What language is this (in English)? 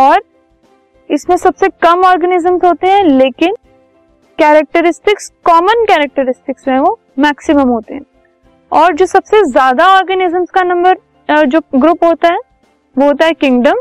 Hindi